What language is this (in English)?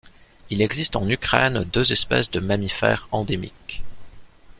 French